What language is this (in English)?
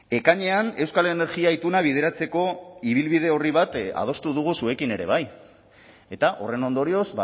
Basque